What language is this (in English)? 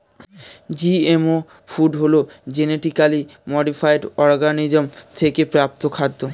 Bangla